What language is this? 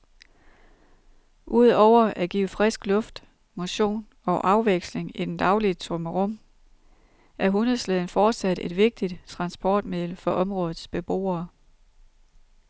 Danish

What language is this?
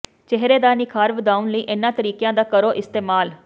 Punjabi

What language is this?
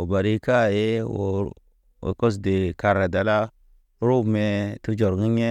Naba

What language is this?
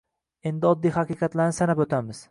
Uzbek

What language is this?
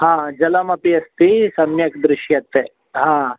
Sanskrit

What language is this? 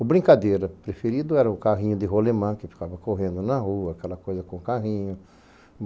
Portuguese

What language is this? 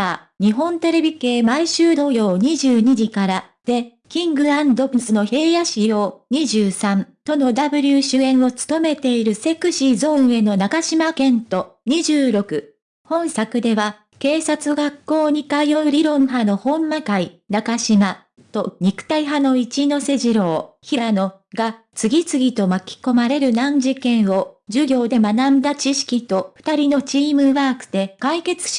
Japanese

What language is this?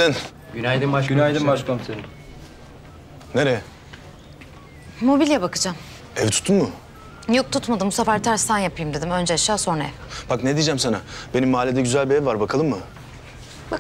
Turkish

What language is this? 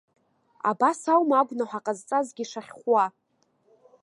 Abkhazian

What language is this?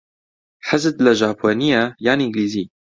Central Kurdish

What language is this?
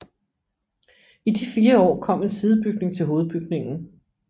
Danish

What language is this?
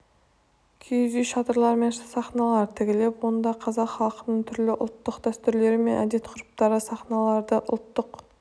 Kazakh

